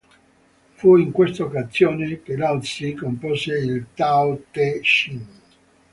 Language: Italian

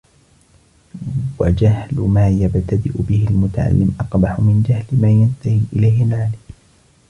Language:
Arabic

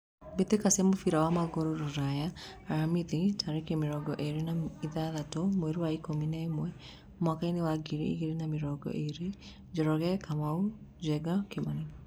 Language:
Kikuyu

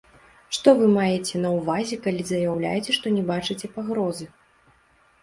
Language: Belarusian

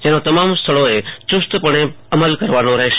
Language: Gujarati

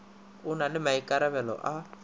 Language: Northern Sotho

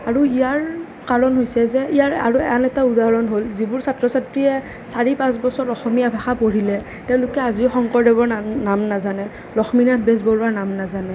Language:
Assamese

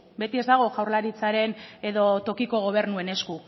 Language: Basque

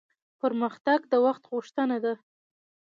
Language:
Pashto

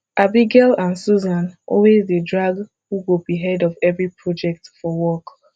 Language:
Nigerian Pidgin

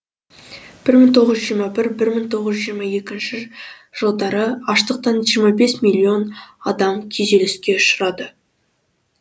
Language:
Kazakh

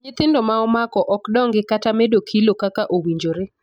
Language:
Luo (Kenya and Tanzania)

